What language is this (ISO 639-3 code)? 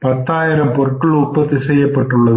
tam